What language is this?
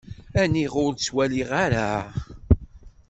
Kabyle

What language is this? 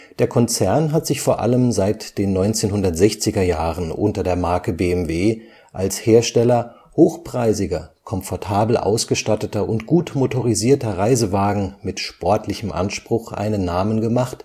German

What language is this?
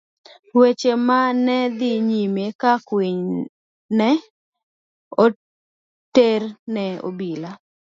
Luo (Kenya and Tanzania)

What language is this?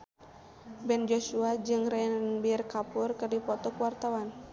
Sundanese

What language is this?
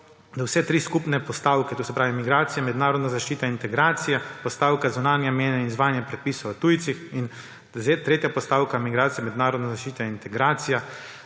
Slovenian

